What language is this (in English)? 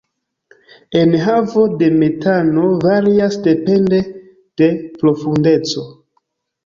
Esperanto